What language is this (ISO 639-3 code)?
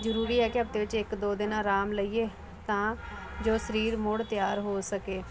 pan